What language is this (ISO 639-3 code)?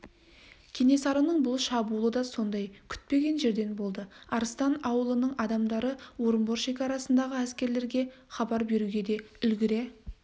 kaz